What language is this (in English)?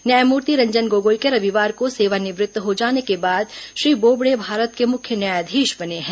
Hindi